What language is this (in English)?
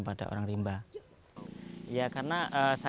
Indonesian